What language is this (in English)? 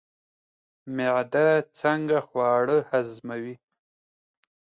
Pashto